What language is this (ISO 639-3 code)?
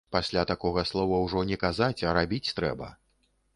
bel